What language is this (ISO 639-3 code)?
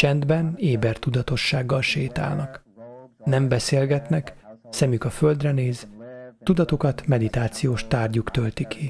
hun